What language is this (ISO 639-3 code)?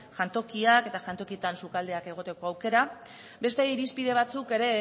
eus